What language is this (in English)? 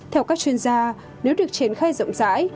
Vietnamese